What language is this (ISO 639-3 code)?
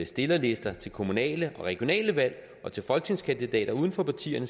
dan